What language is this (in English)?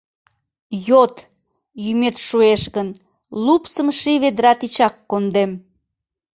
Mari